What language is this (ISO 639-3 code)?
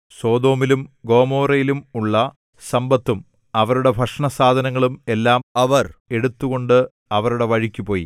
mal